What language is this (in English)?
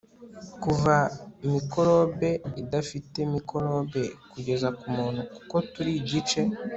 Kinyarwanda